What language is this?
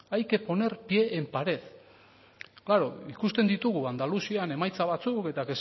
Basque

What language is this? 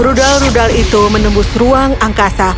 Indonesian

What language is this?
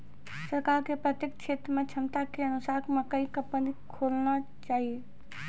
Maithili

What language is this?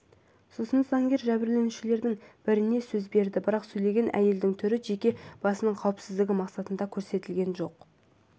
Kazakh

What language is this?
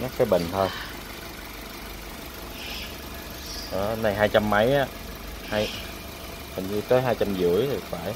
Vietnamese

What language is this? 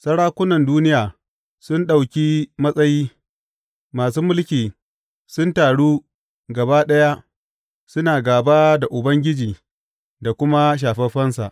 Hausa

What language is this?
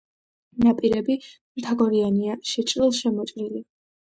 Georgian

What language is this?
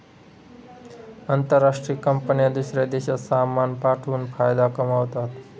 Marathi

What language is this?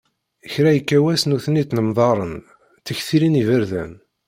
Kabyle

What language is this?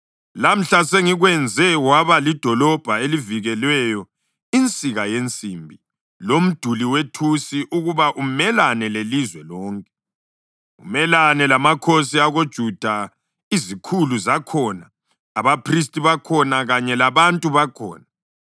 North Ndebele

